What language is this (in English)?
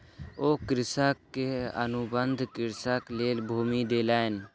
Maithili